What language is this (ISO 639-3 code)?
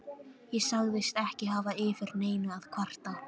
isl